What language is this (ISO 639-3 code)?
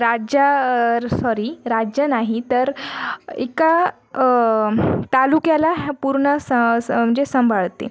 mar